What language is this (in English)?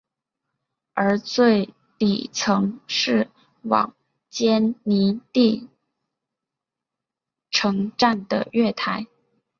Chinese